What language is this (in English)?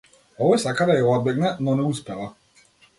Macedonian